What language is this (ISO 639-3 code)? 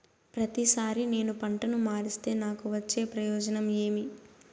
tel